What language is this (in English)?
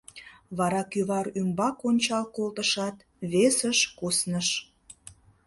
Mari